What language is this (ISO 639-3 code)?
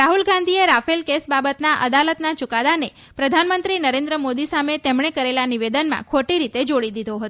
guj